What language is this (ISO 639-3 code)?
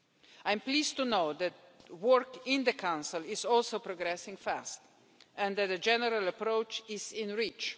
eng